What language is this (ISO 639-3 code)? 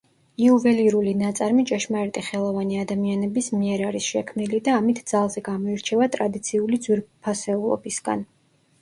kat